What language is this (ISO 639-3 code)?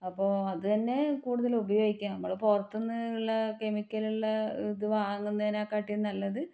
mal